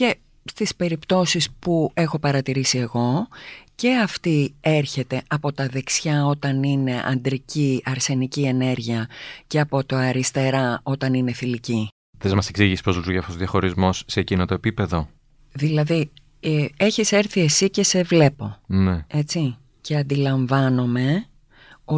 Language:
Greek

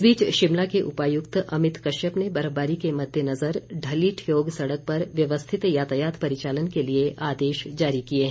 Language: Hindi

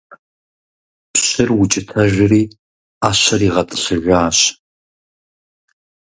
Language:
Kabardian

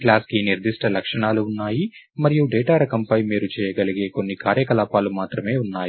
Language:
Telugu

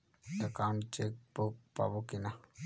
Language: Bangla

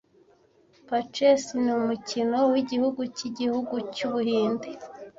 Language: Kinyarwanda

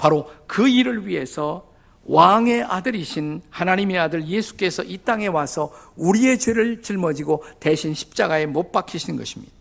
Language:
Korean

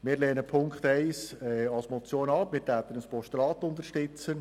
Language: Swiss German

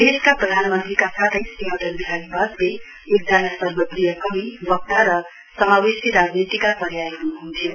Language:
Nepali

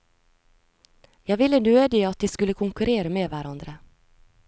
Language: Norwegian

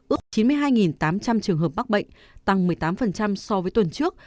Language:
Vietnamese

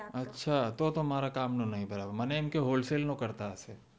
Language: Gujarati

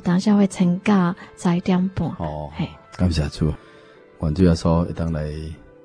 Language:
Chinese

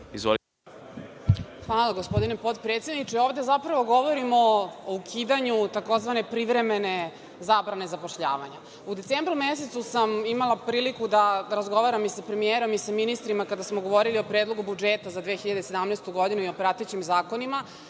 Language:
Serbian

